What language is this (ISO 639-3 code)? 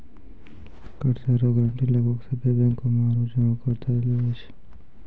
mai